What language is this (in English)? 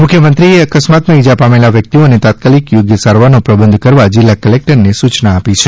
Gujarati